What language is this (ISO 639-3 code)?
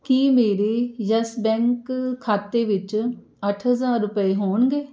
pan